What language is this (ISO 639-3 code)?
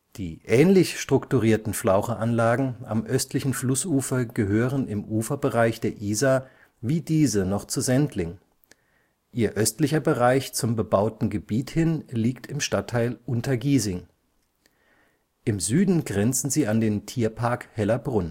deu